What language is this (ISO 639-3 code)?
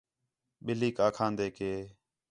xhe